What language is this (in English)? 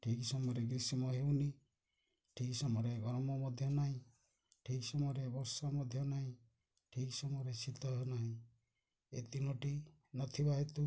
Odia